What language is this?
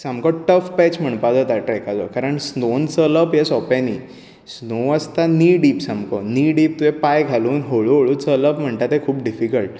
Konkani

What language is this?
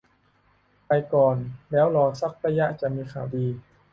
Thai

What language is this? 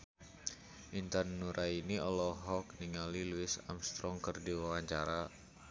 Sundanese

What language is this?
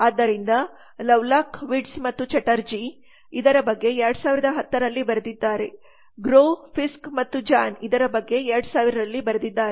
Kannada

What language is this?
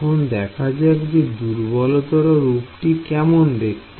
Bangla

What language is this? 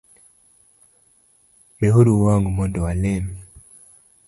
Luo (Kenya and Tanzania)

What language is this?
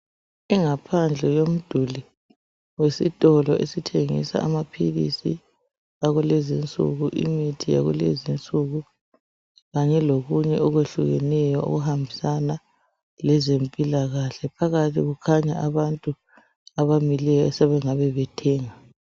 North Ndebele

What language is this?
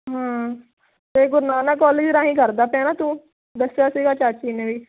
Punjabi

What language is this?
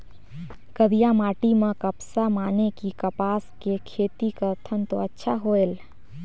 Chhattisgarhi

